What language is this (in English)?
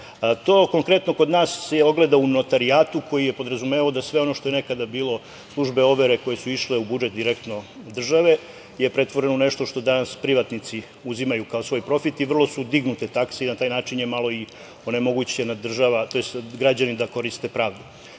Serbian